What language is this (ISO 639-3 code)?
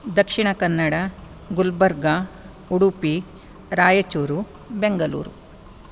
san